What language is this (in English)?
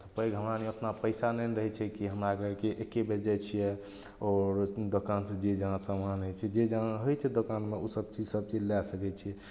Maithili